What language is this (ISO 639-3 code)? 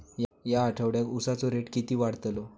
mar